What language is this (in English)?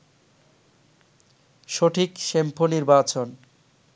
Bangla